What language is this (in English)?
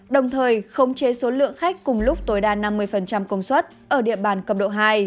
Vietnamese